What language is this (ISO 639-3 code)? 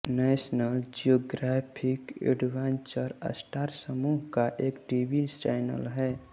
hin